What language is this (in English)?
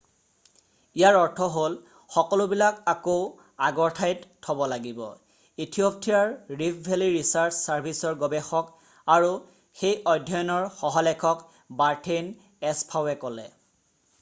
Assamese